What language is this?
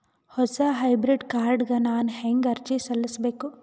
Kannada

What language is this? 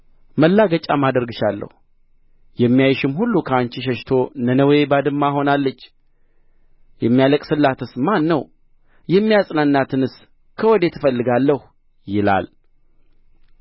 Amharic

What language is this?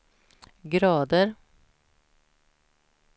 Swedish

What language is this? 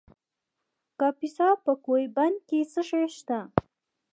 Pashto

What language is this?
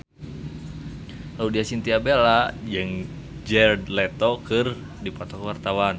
Sundanese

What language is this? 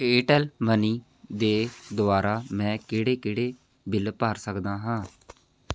Punjabi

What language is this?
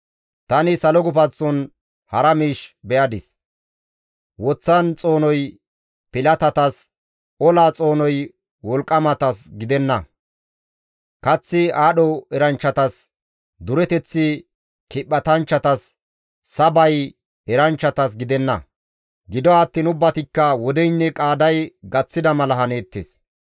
Gamo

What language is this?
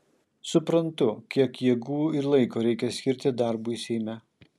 Lithuanian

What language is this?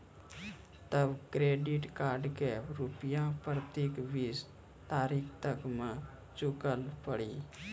Maithili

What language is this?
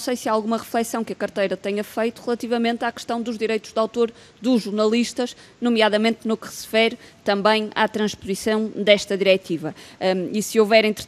Portuguese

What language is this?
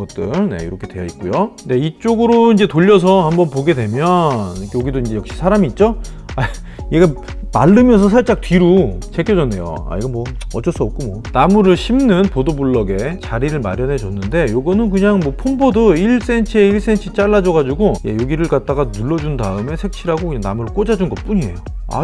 Korean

